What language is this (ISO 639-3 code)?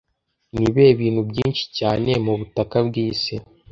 kin